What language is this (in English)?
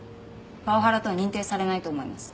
Japanese